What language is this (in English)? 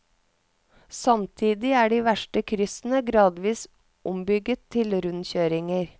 Norwegian